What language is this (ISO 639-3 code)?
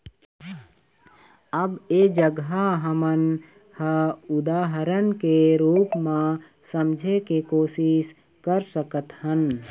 hne